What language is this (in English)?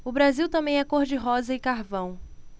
Portuguese